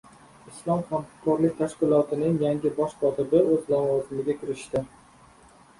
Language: Uzbek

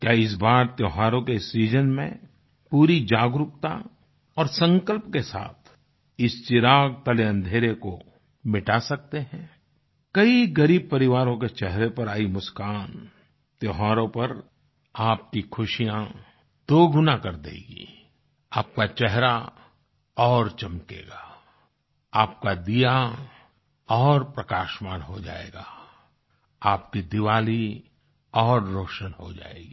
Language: Hindi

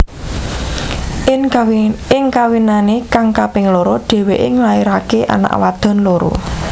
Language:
Javanese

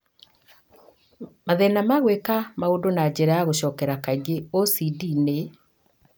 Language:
Kikuyu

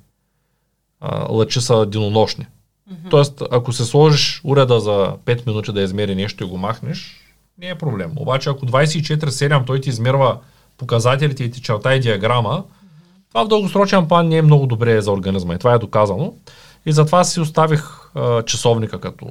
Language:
Bulgarian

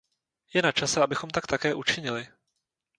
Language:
Czech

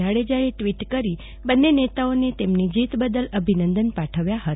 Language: Gujarati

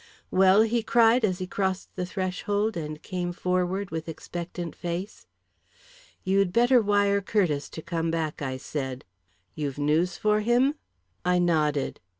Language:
English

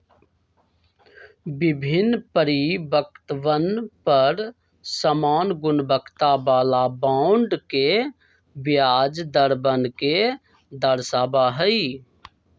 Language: Magahi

